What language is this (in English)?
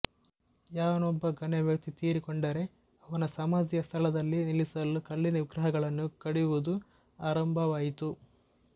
Kannada